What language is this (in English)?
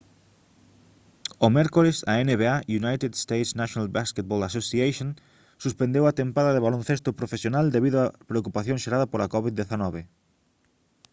Galician